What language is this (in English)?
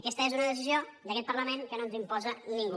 Catalan